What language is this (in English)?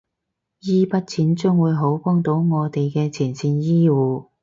Cantonese